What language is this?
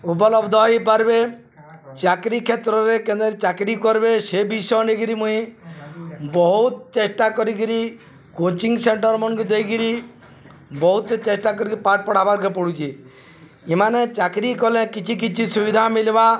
Odia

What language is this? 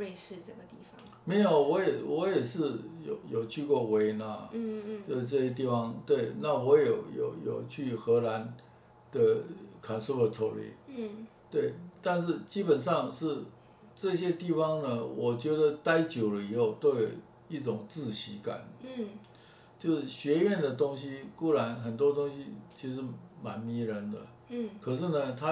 Chinese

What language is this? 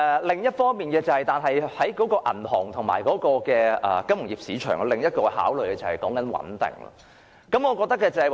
Cantonese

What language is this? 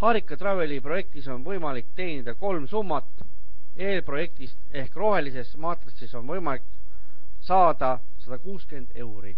Finnish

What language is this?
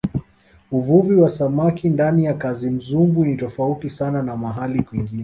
Swahili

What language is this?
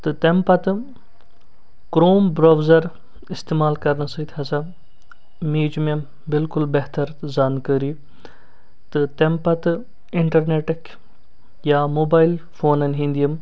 Kashmiri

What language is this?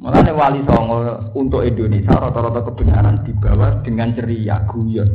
Indonesian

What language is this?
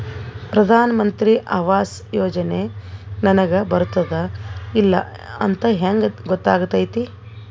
Kannada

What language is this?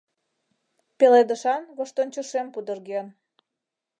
Mari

